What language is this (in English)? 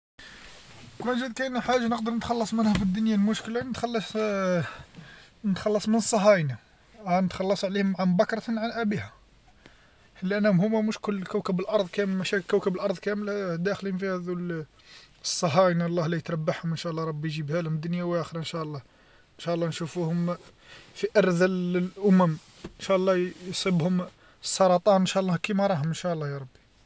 Algerian Arabic